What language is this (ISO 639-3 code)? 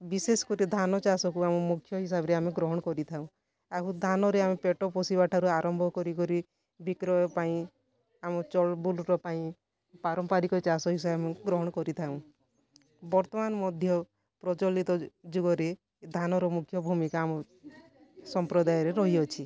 ori